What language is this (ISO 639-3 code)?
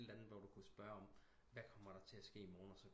dan